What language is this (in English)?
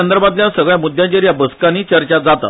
Konkani